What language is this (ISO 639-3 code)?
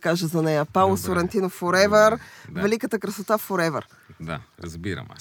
bul